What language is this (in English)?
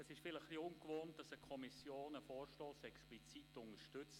Swiss German